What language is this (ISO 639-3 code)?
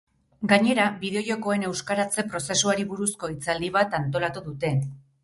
eus